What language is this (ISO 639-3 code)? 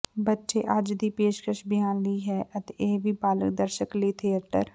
pan